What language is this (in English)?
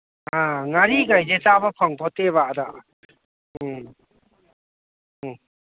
Manipuri